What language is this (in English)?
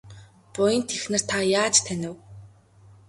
Mongolian